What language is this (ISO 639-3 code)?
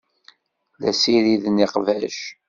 kab